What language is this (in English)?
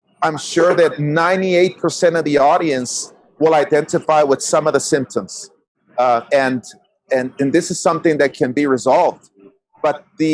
English